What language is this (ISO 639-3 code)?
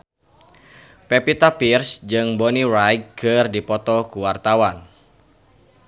sun